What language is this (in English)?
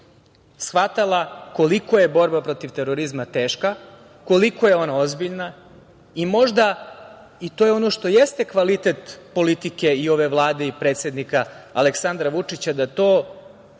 Serbian